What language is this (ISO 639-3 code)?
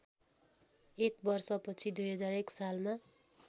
nep